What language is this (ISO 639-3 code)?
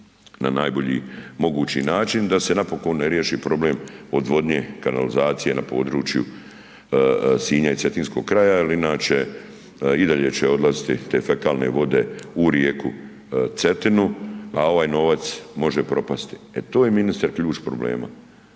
hrv